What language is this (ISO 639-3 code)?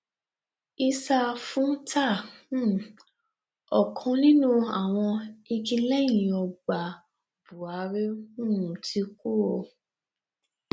yor